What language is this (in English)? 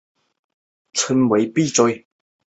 Chinese